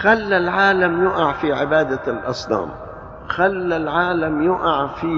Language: Arabic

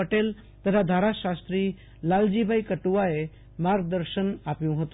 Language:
Gujarati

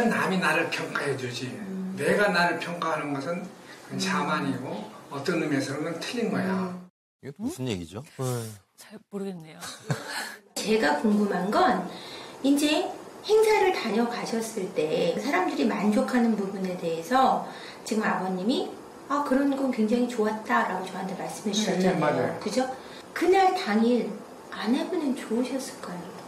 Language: Korean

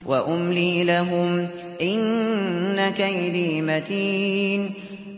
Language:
Arabic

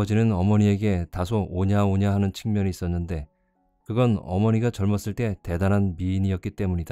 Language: Korean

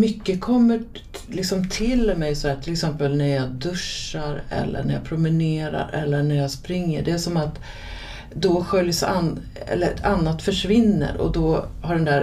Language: Swedish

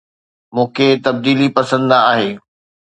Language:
Sindhi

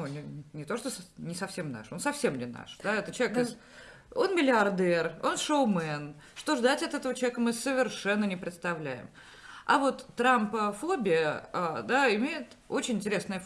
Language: Russian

